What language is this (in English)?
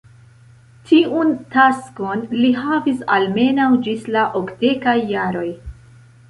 Esperanto